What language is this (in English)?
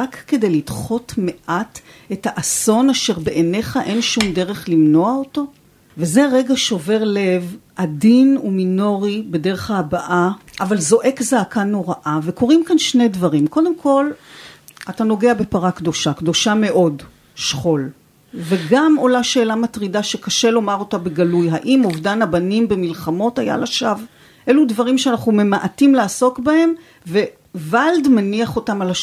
Hebrew